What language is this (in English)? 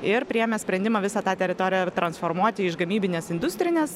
Lithuanian